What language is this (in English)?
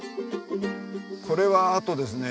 Japanese